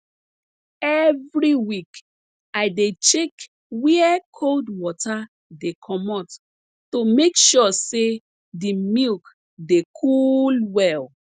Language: Nigerian Pidgin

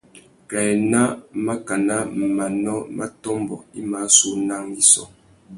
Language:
Tuki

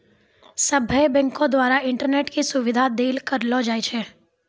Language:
Maithili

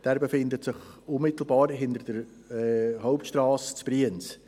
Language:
Swiss German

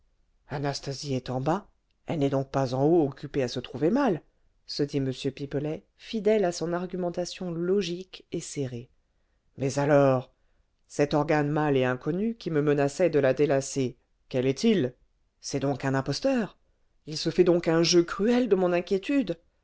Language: French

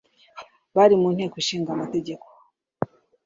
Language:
Kinyarwanda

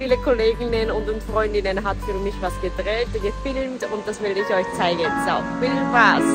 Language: Japanese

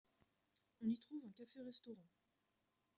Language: French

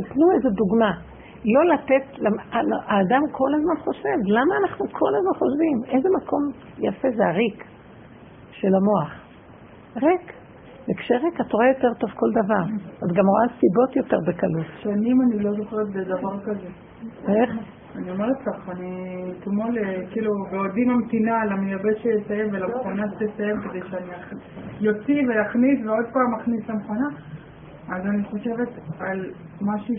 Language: Hebrew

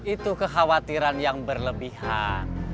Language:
Indonesian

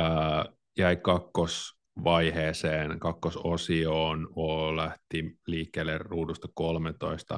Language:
Finnish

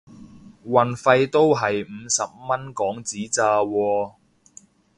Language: Cantonese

